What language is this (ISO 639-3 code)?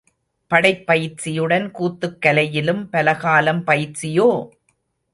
tam